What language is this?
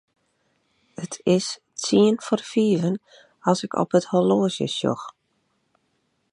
Western Frisian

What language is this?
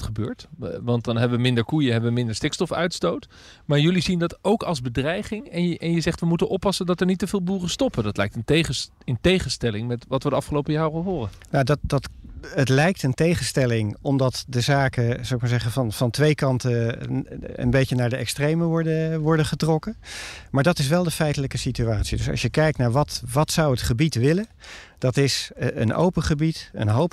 Dutch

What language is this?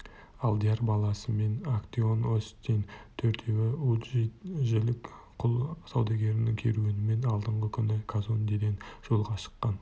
Kazakh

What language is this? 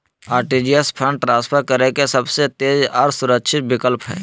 Magahi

